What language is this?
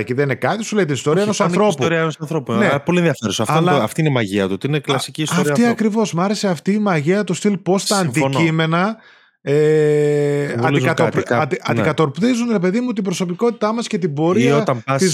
Greek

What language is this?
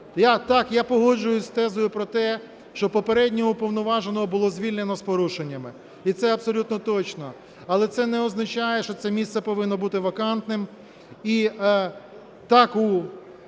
Ukrainian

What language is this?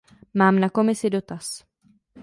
Czech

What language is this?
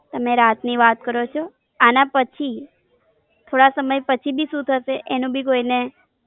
Gujarati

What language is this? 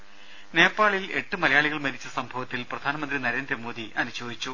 Malayalam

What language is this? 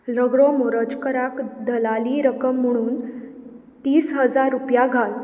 Konkani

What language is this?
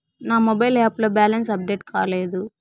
Telugu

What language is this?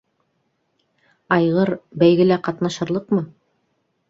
Bashkir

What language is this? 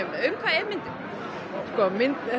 Icelandic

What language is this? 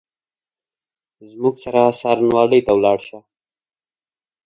Pashto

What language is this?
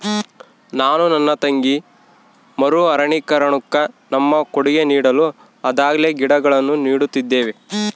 Kannada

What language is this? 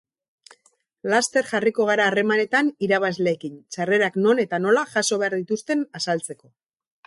Basque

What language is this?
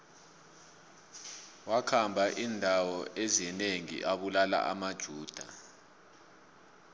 South Ndebele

